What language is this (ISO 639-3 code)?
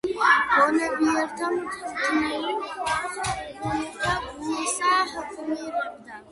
kat